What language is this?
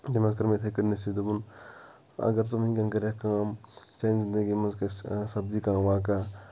Kashmiri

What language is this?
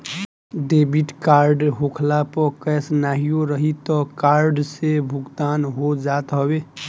Bhojpuri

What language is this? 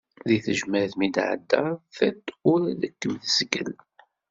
Kabyle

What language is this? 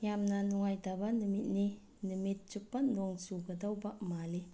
Manipuri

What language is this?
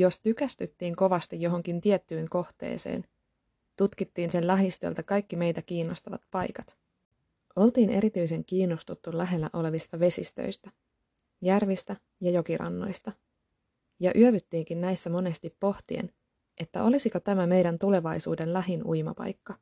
Finnish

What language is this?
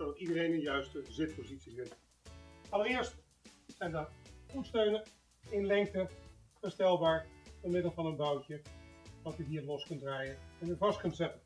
Dutch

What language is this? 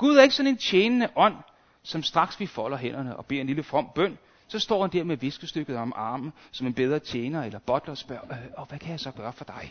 Danish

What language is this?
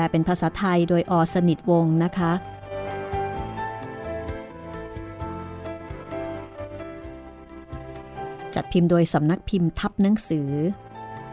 Thai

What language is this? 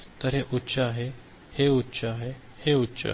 Marathi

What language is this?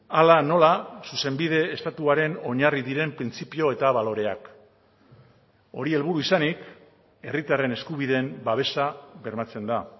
Basque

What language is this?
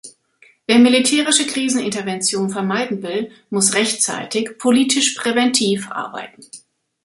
German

